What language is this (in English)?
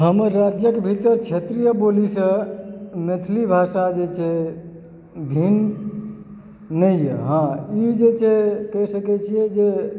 Maithili